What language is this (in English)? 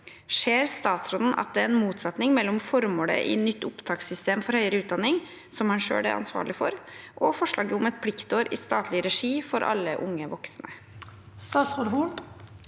Norwegian